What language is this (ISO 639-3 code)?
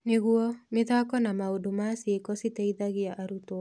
kik